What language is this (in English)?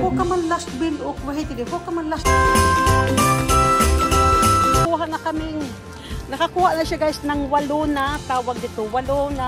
Filipino